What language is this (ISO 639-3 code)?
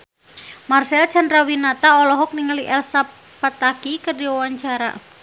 sun